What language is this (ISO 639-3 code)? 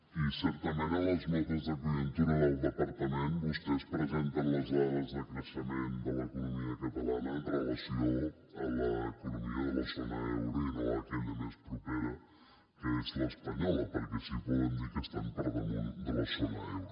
cat